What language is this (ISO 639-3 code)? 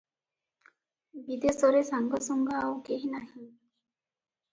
ori